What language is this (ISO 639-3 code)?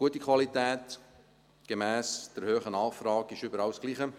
gsw